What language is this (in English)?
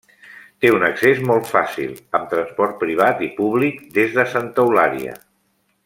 Catalan